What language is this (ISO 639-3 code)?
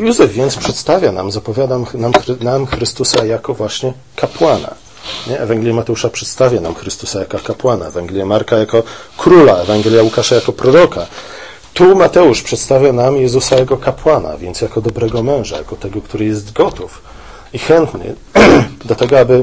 pol